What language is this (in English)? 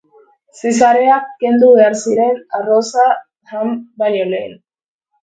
Basque